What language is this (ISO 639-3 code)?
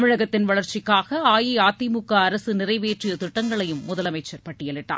tam